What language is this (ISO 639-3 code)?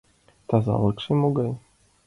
chm